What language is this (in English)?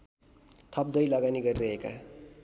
Nepali